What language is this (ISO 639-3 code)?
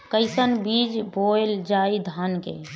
bho